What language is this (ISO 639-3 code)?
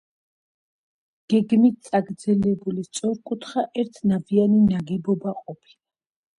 kat